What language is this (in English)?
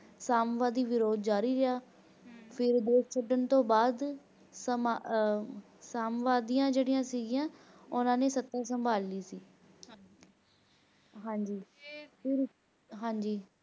Punjabi